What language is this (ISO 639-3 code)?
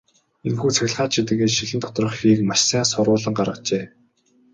mon